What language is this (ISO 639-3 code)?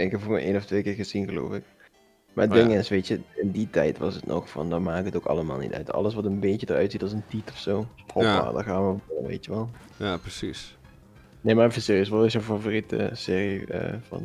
nld